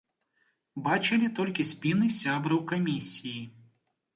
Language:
Belarusian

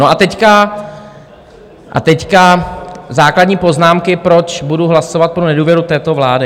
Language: Czech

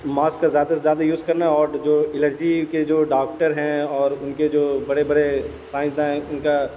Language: Urdu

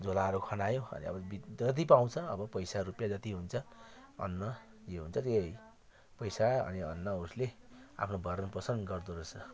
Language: Nepali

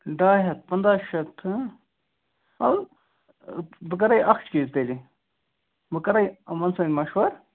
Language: Kashmiri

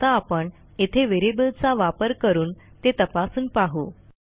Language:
Marathi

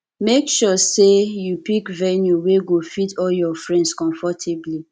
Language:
Nigerian Pidgin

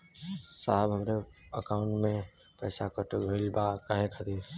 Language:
Bhojpuri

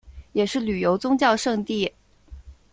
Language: Chinese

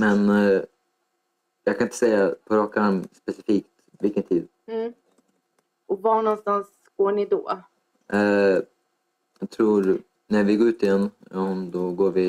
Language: Swedish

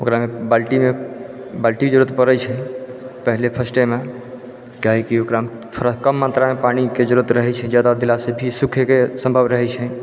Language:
Maithili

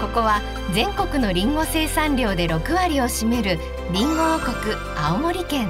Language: Japanese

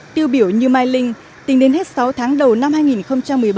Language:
Vietnamese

